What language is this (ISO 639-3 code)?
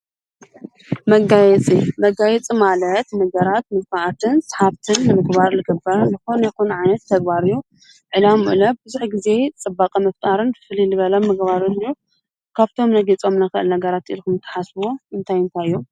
tir